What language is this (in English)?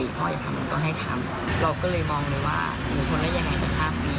Thai